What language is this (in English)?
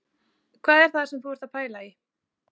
Icelandic